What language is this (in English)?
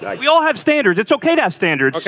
English